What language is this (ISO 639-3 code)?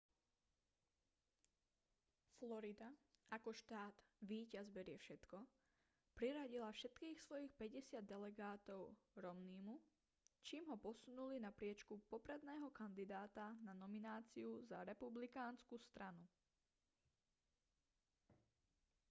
slk